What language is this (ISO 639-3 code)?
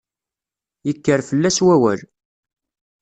kab